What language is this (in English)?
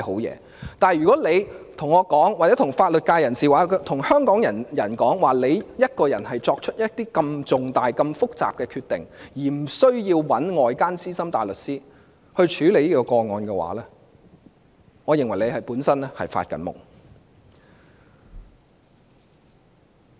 Cantonese